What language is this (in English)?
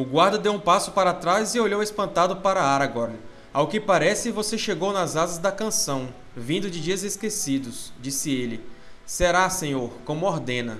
Portuguese